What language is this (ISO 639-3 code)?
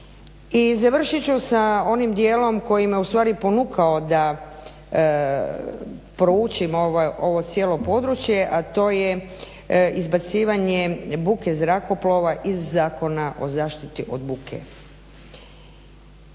hrv